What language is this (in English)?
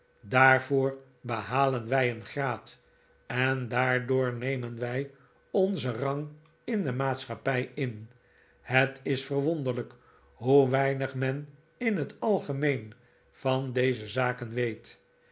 Dutch